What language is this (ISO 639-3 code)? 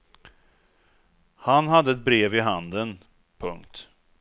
swe